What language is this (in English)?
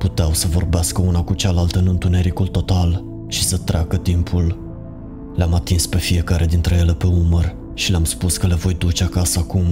Romanian